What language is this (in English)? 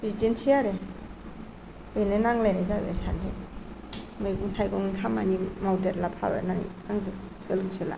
Bodo